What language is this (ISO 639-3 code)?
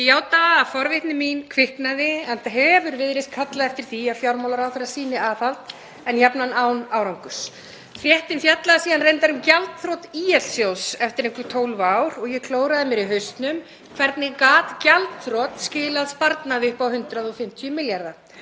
isl